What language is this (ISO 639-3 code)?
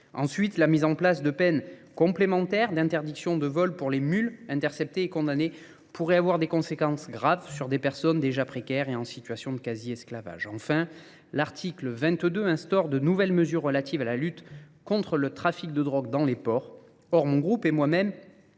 fra